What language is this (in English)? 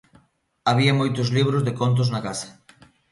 Galician